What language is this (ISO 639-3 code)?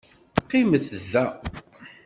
kab